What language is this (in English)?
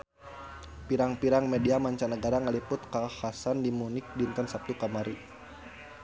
Sundanese